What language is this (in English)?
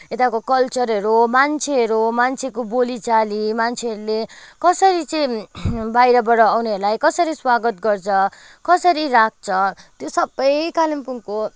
Nepali